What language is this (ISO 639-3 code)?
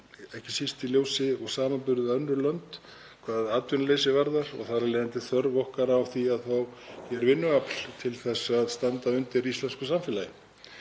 isl